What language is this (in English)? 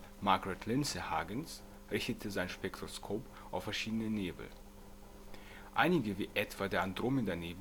German